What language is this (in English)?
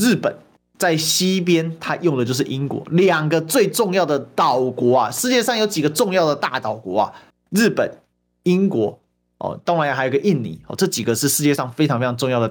Chinese